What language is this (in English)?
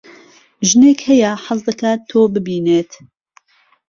Central Kurdish